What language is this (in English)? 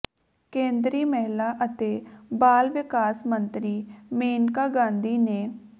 Punjabi